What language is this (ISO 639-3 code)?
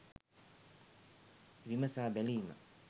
sin